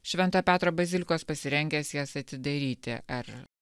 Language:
Lithuanian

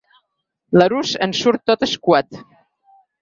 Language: Catalan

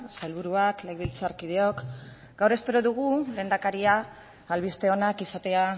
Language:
Basque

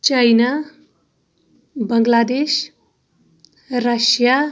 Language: Kashmiri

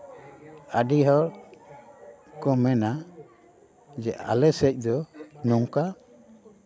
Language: Santali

